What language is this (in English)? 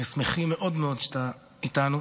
Hebrew